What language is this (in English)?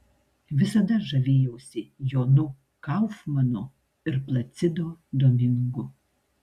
Lithuanian